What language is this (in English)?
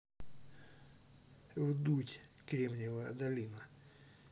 Russian